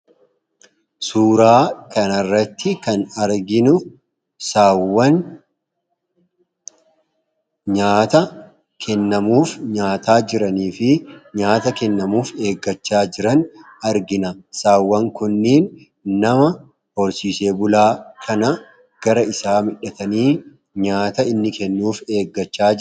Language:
Oromo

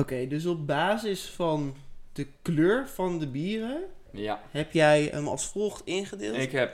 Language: Dutch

